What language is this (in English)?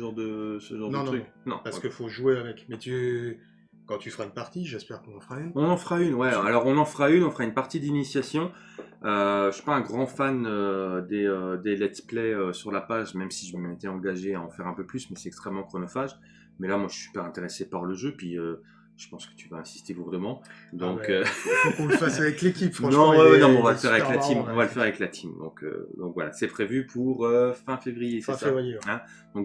French